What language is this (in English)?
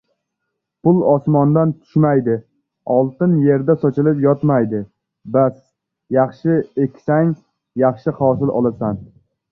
Uzbek